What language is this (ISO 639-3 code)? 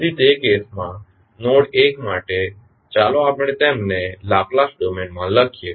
guj